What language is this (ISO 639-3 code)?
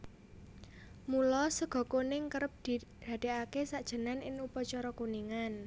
jav